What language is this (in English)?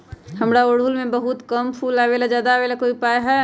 Magahi